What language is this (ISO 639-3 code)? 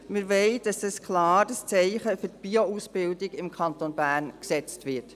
gsw